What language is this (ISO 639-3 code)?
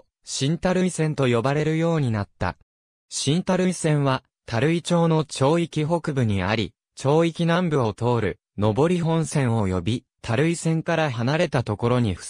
jpn